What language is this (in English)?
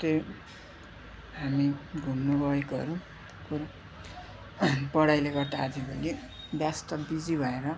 Nepali